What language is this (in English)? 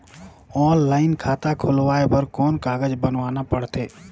Chhattisgarhi